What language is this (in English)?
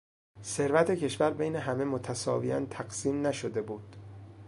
Persian